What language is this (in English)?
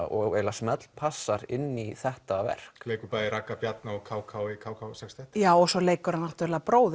Icelandic